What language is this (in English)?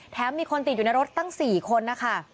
Thai